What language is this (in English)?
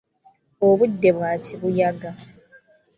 Ganda